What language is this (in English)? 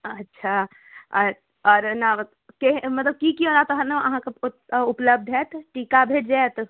Maithili